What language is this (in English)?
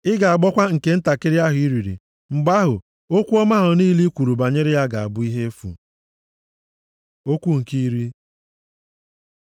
Igbo